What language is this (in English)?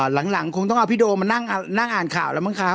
Thai